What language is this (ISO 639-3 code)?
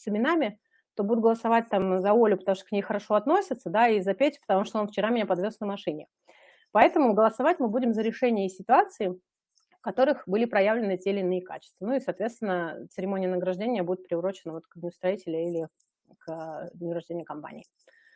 rus